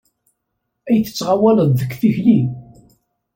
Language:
Kabyle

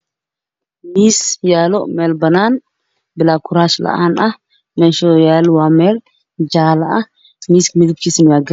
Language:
Somali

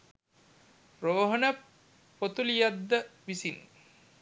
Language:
Sinhala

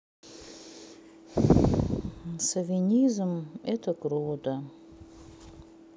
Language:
Russian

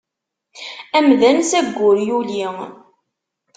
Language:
Kabyle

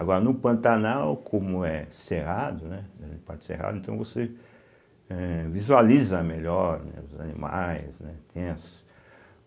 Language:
Portuguese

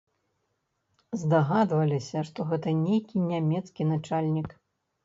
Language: Belarusian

